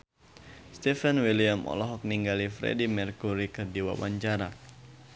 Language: Sundanese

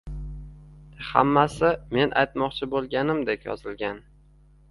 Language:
Uzbek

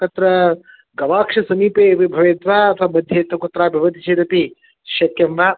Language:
Sanskrit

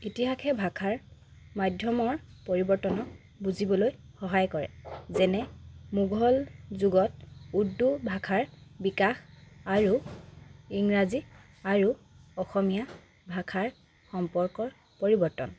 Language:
Assamese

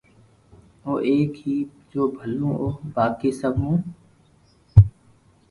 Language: Loarki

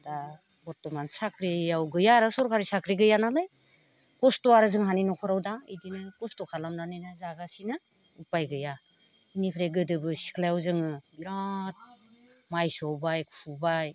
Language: Bodo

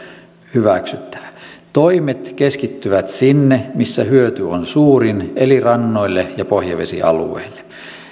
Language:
Finnish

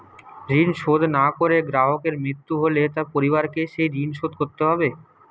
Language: Bangla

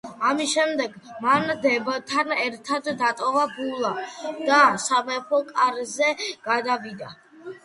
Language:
Georgian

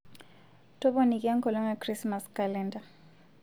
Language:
Masai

